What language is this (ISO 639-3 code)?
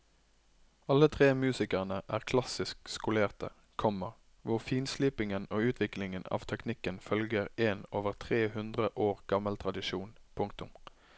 nor